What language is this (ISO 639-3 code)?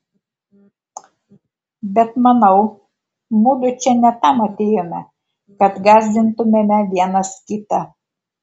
lit